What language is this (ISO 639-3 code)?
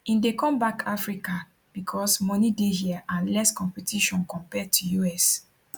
pcm